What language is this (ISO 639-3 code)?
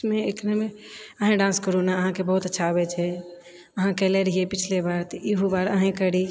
mai